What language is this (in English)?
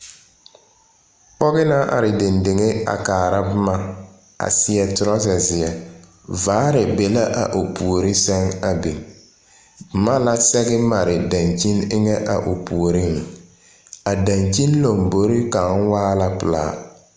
Southern Dagaare